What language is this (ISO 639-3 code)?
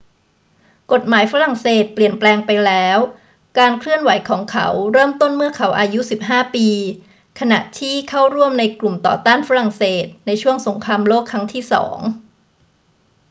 tha